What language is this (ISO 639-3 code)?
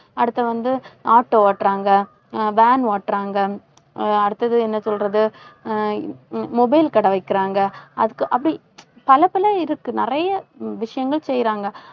tam